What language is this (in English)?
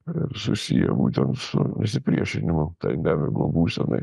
Lithuanian